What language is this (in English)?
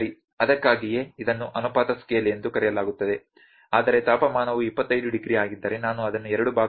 Kannada